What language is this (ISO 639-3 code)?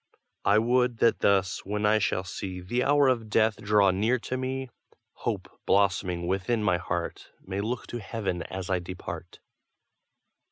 eng